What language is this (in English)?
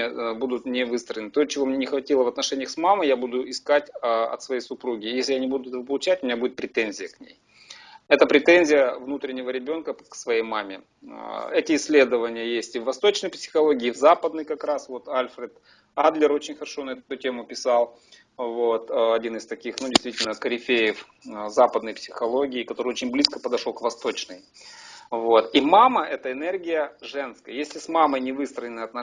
Russian